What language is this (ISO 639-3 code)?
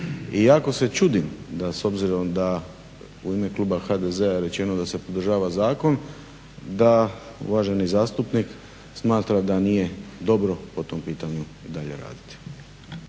hrv